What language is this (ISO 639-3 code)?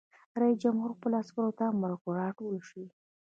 pus